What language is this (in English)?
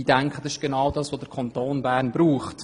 Swiss German